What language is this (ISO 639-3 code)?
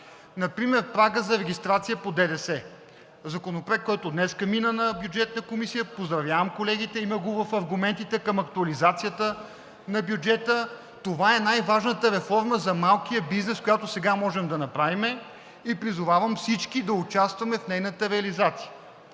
bul